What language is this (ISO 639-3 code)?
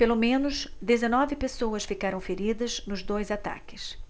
por